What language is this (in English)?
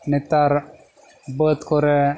Santali